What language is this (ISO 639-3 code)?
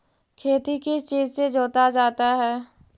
mag